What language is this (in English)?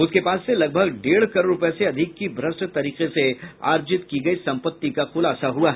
Hindi